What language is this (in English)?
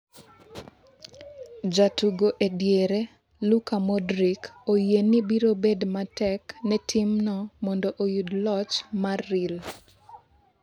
Luo (Kenya and Tanzania)